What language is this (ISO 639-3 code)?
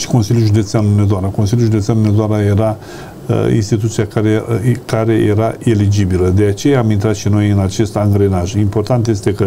ron